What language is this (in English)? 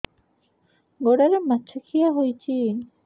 Odia